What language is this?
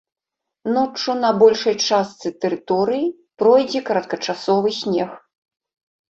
Belarusian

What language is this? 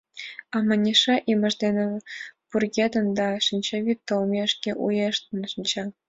Mari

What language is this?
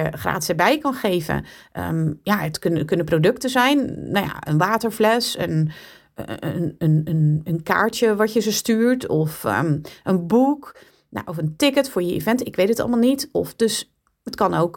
Dutch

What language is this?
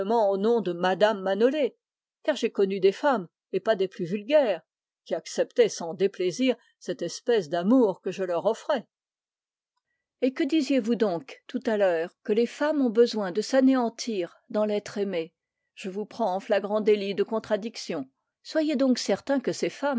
French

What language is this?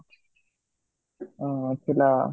Odia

